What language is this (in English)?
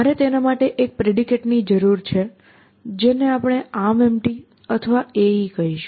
Gujarati